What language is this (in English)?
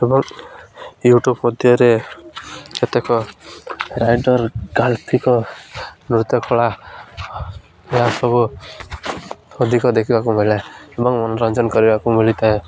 Odia